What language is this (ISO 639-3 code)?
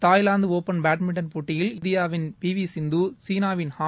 tam